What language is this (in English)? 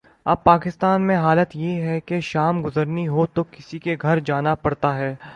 Urdu